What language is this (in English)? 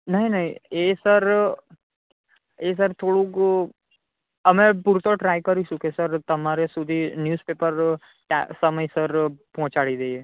Gujarati